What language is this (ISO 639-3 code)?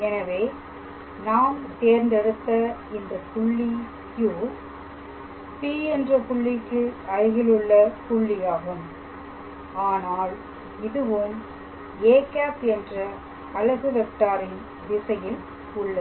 tam